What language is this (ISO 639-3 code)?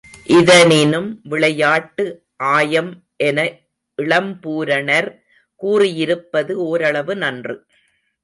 tam